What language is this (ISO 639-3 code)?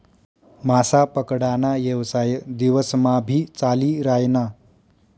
mar